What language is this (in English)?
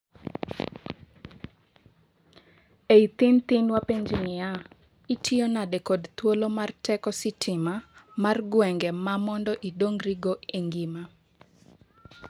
Luo (Kenya and Tanzania)